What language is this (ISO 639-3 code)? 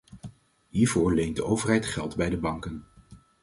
nld